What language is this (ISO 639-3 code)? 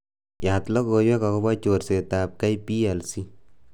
kln